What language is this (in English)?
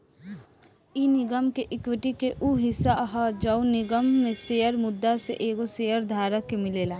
Bhojpuri